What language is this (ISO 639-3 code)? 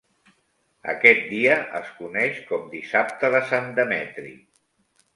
cat